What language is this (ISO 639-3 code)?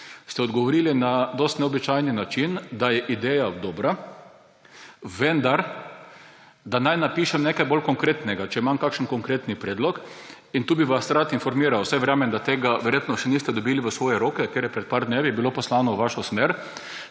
slv